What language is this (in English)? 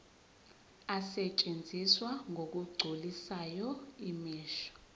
Zulu